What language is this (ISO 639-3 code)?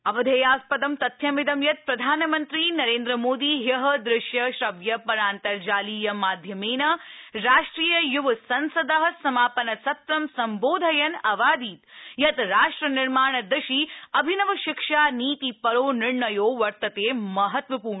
san